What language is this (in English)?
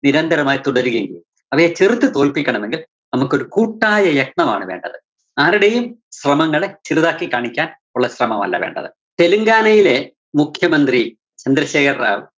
Malayalam